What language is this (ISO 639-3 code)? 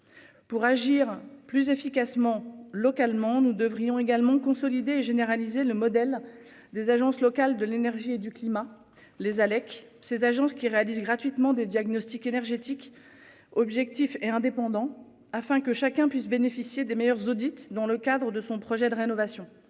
fra